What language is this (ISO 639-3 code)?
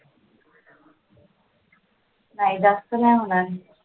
mar